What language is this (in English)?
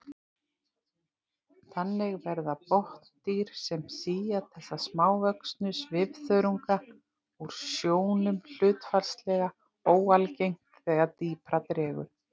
Icelandic